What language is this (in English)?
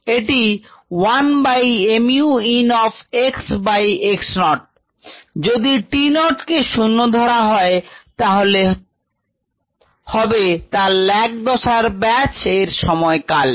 Bangla